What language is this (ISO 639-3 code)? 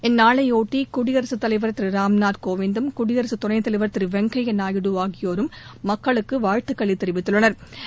tam